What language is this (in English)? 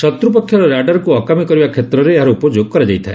Odia